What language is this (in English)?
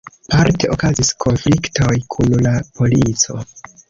Esperanto